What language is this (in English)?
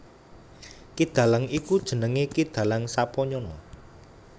Javanese